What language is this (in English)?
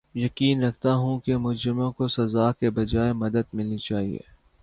Urdu